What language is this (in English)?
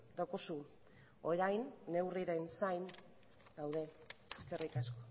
Basque